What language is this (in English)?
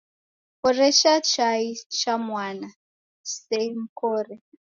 Taita